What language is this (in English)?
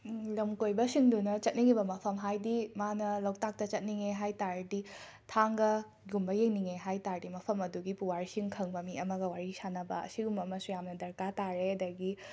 Manipuri